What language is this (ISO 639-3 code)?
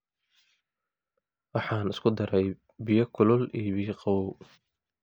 som